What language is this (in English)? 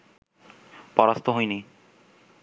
Bangla